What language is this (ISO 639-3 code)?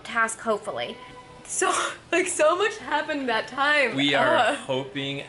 eng